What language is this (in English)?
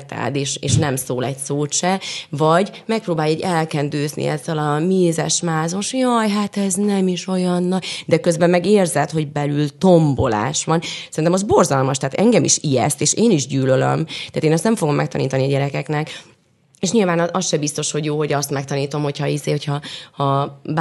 Hungarian